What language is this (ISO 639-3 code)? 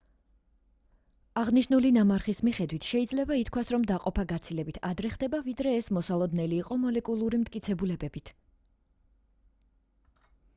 kat